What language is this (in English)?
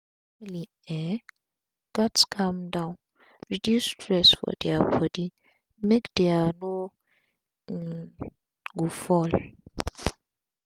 Nigerian Pidgin